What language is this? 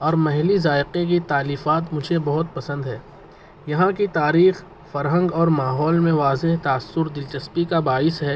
Urdu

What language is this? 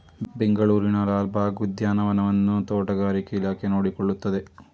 Kannada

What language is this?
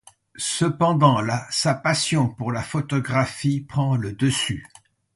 French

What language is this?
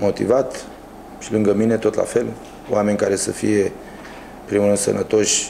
Romanian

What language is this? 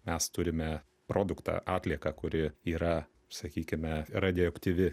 Lithuanian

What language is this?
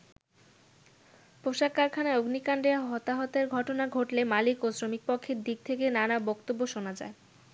Bangla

